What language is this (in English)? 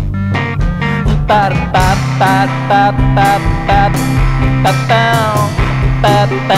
Indonesian